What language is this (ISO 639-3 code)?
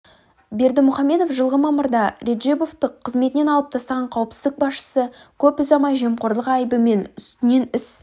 kaz